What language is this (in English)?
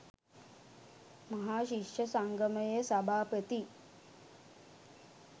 Sinhala